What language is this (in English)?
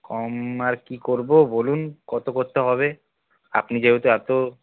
Bangla